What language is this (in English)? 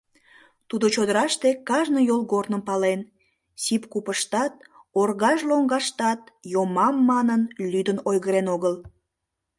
Mari